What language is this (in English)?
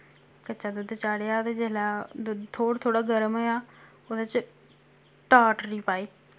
Dogri